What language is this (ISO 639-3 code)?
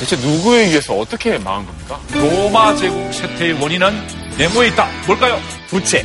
kor